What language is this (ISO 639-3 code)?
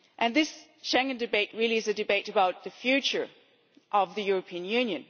eng